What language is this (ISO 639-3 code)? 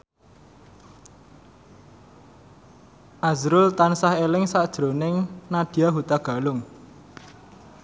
jav